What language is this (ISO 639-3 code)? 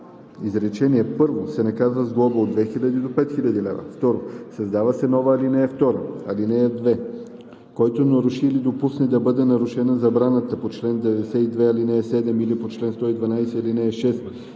bul